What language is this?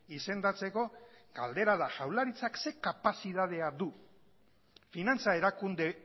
Basque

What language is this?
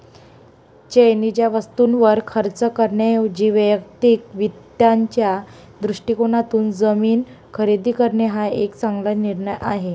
Marathi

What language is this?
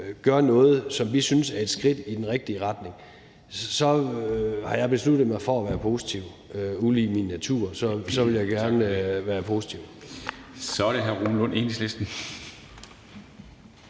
Danish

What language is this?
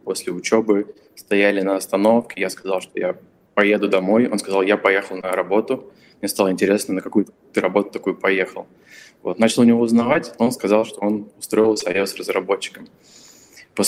Russian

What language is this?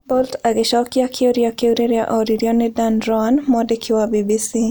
Kikuyu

